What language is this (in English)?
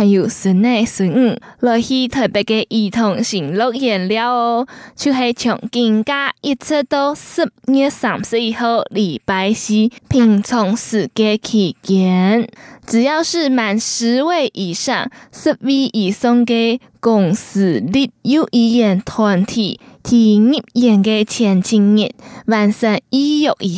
Chinese